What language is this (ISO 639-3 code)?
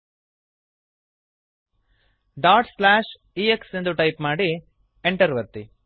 kan